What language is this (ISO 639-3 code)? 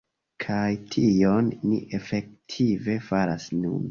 epo